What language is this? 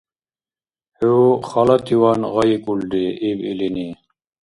Dargwa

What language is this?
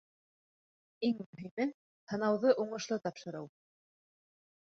Bashkir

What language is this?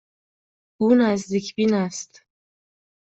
Persian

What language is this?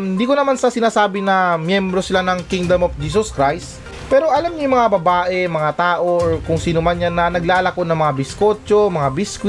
Filipino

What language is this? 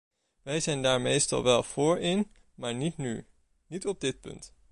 Dutch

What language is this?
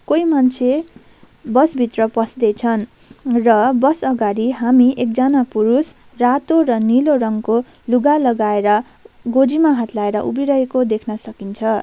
Nepali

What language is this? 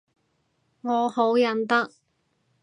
Cantonese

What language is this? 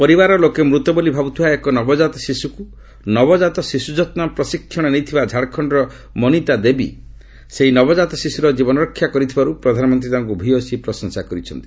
Odia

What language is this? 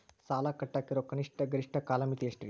Kannada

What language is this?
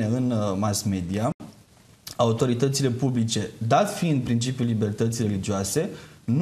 Romanian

